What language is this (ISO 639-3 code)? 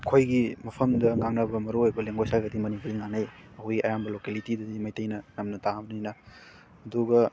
mni